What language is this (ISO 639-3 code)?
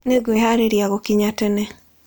kik